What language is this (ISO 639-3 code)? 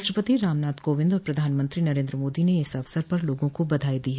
hin